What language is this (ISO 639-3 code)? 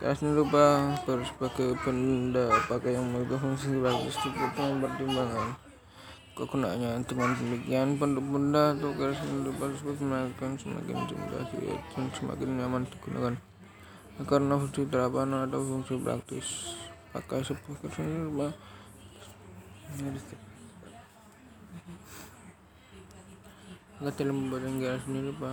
nld